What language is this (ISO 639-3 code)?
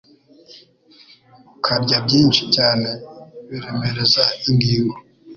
kin